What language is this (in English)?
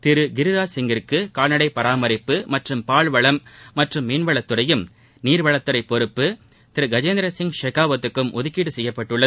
Tamil